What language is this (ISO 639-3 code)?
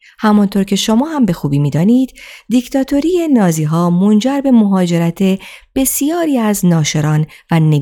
fas